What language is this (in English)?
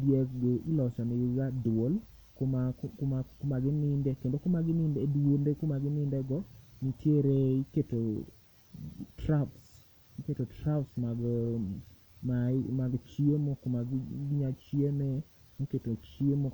Luo (Kenya and Tanzania)